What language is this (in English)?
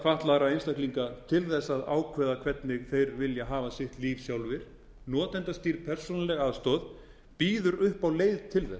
Icelandic